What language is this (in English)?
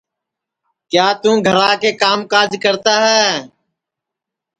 Sansi